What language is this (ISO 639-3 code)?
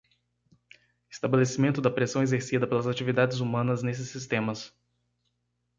por